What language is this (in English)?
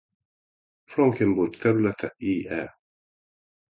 Hungarian